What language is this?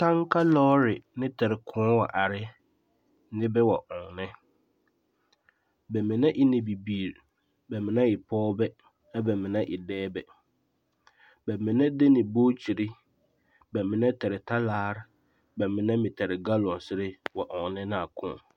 Southern Dagaare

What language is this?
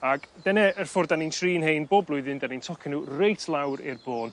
Welsh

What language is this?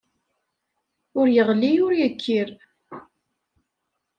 Kabyle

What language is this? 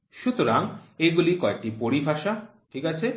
Bangla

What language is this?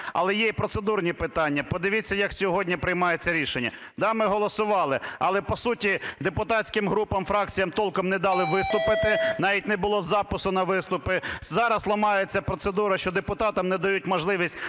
Ukrainian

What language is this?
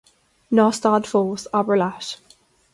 Irish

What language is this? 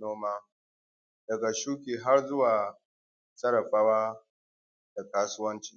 Hausa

